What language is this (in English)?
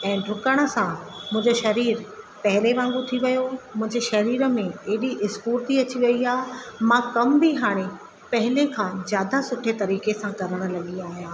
Sindhi